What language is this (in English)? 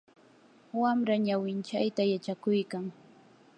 Yanahuanca Pasco Quechua